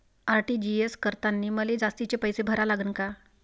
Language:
Marathi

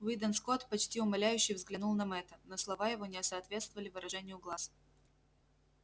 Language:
Russian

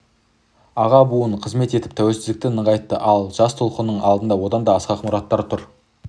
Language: Kazakh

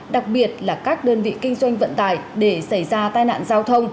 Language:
Vietnamese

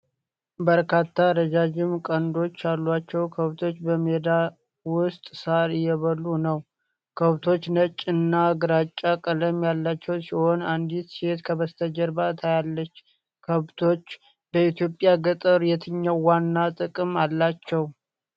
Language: Amharic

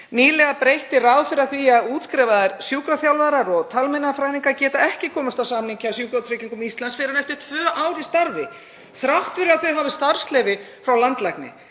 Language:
Icelandic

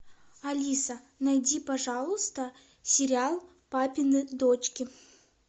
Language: Russian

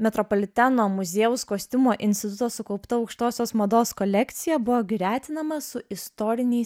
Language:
Lithuanian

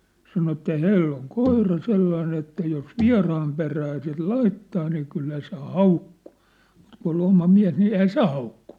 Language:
Finnish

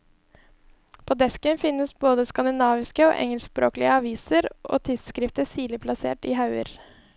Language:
Norwegian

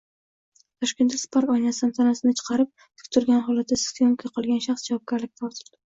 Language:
Uzbek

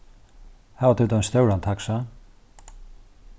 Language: Faroese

